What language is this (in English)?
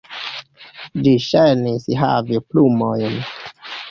Esperanto